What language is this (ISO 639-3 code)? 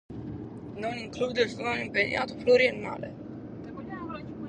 srd